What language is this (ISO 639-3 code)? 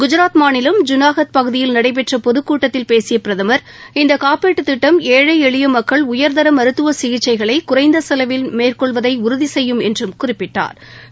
tam